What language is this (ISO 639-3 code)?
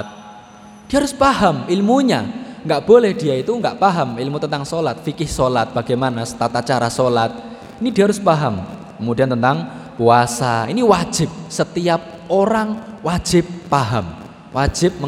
ind